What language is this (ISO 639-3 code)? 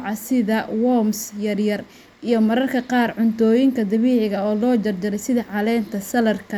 som